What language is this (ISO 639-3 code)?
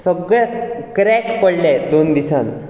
kok